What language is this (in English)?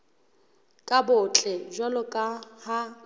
Southern Sotho